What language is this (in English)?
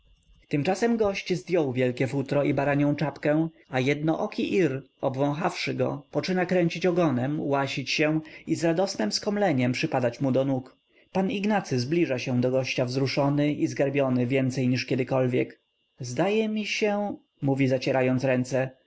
Polish